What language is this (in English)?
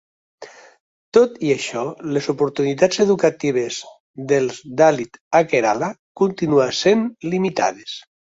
Catalan